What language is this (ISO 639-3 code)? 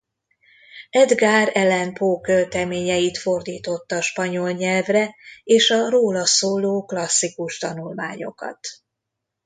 hun